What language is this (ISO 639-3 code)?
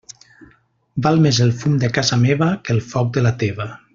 cat